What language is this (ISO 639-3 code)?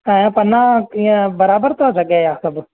snd